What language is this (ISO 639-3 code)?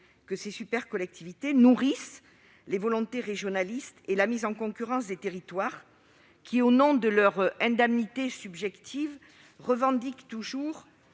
fra